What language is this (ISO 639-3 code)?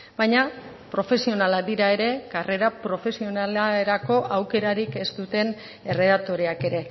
eus